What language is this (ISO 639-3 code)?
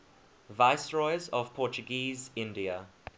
eng